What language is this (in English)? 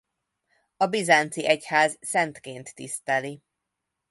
Hungarian